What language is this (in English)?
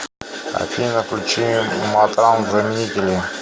Russian